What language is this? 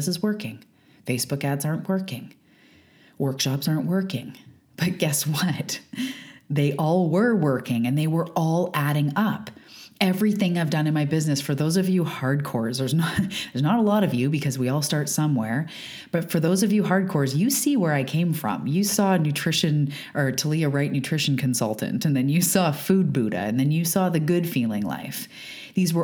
English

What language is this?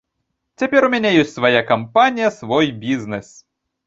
Belarusian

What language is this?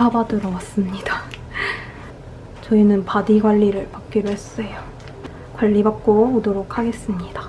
Korean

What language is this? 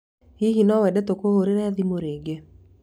Kikuyu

